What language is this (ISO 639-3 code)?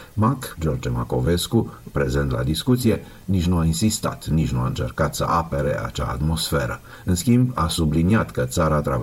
ron